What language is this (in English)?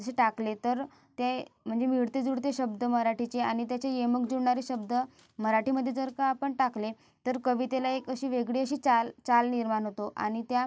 Marathi